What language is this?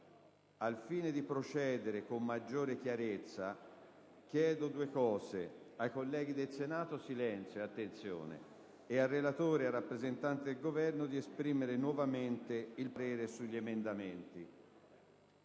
Italian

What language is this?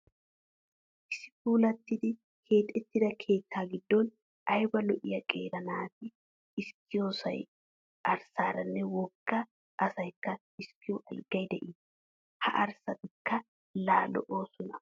Wolaytta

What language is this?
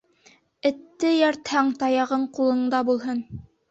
Bashkir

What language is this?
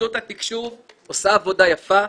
Hebrew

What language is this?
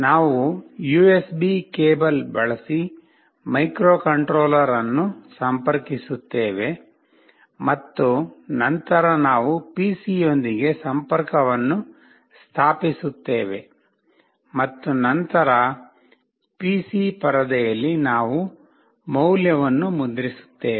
Kannada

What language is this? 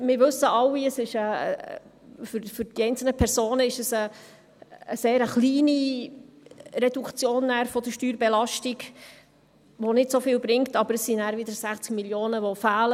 Swiss German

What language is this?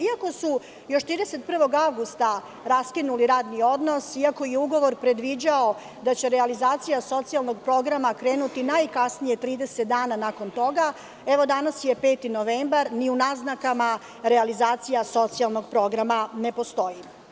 Serbian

